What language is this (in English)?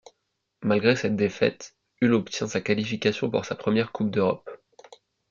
French